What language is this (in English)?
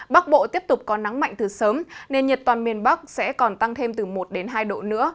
Vietnamese